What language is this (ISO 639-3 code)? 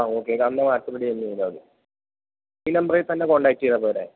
mal